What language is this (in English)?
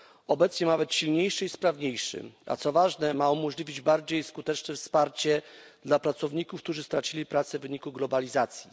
Polish